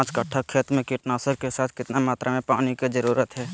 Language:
Magahi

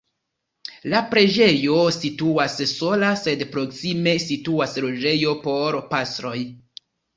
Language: Esperanto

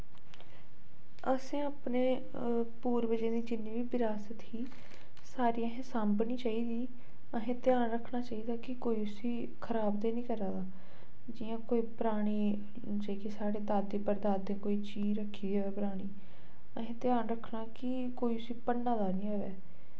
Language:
Dogri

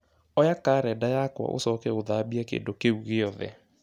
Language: Kikuyu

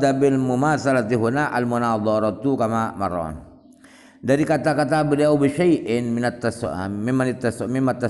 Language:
Indonesian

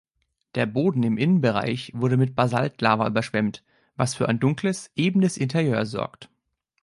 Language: German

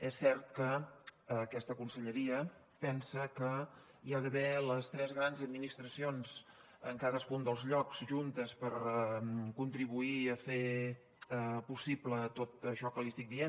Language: Catalan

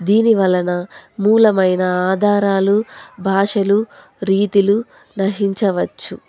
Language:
Telugu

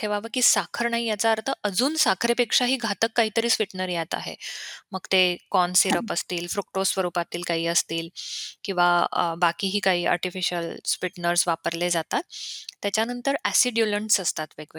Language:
Marathi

